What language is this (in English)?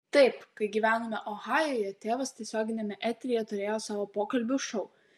Lithuanian